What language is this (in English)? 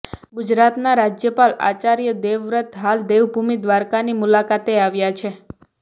Gujarati